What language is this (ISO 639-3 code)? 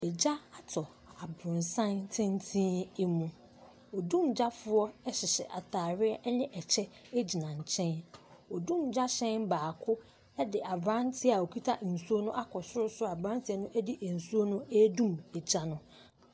aka